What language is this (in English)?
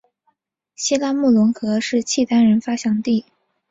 Chinese